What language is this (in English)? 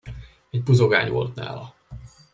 Hungarian